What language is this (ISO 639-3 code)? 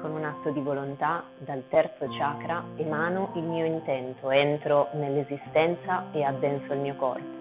ita